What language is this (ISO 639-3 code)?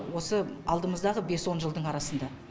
kaz